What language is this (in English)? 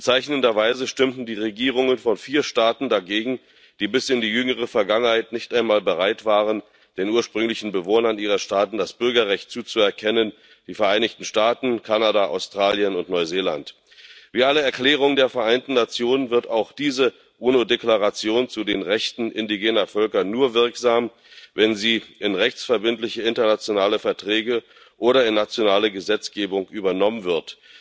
German